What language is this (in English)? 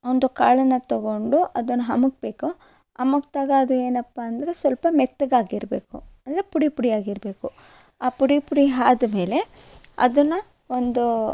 Kannada